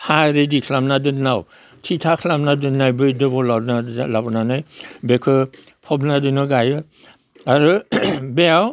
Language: Bodo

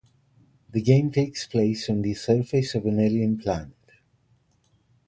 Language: English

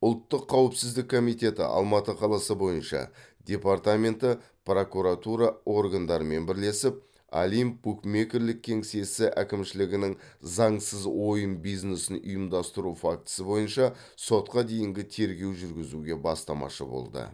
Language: Kazakh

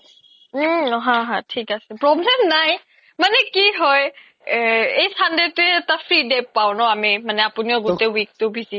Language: Assamese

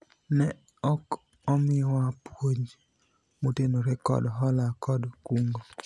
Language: Luo (Kenya and Tanzania)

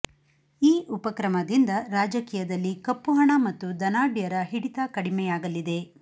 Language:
Kannada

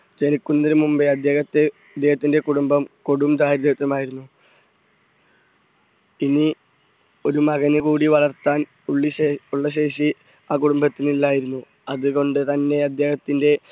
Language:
Malayalam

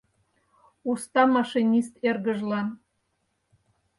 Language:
Mari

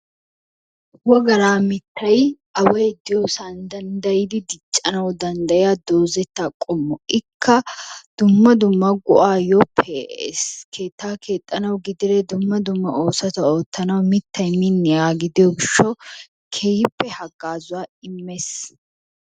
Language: Wolaytta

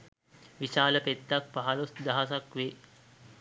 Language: Sinhala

